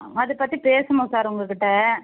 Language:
Tamil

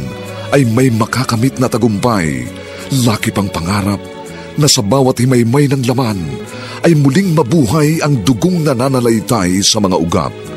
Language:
Filipino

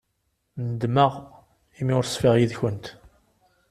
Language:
Kabyle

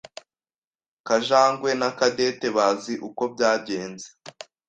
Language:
Kinyarwanda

